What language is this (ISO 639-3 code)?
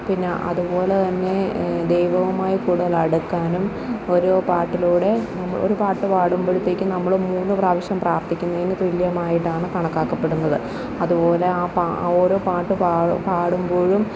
mal